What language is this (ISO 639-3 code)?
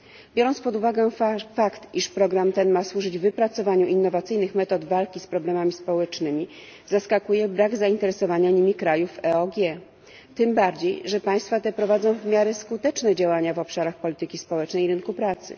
pol